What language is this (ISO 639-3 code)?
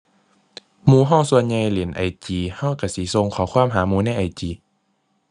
tha